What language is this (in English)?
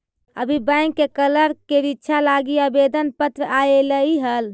Magahi